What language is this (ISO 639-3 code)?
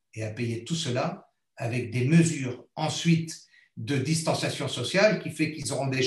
fra